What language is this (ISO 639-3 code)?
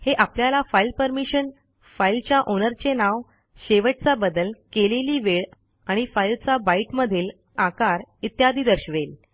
mar